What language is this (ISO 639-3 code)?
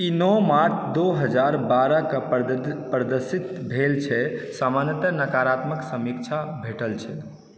mai